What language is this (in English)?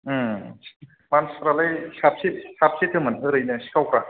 Bodo